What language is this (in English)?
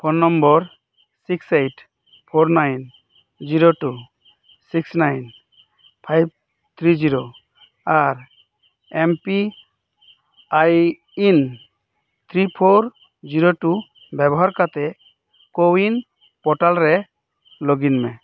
Santali